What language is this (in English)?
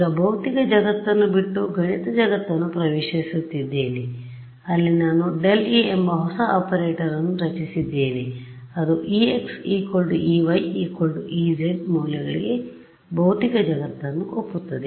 Kannada